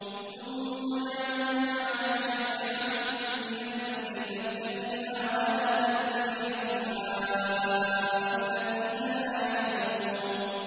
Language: Arabic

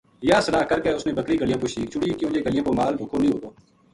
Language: Gujari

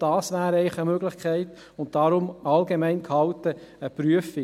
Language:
Swiss German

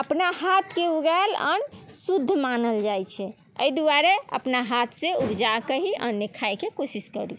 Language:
Maithili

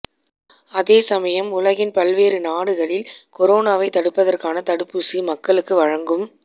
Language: Tamil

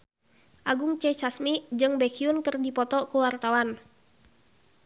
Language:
Sundanese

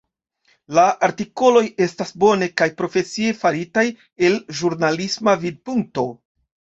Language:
Esperanto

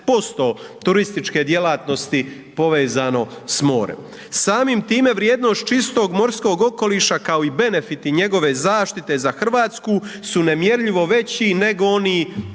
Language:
Croatian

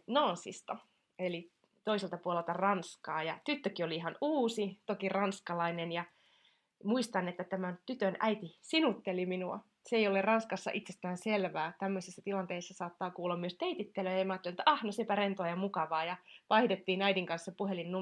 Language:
Finnish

